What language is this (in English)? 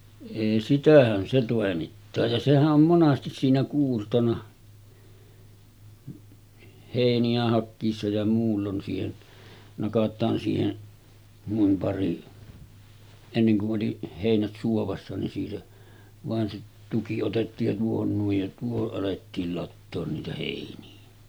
Finnish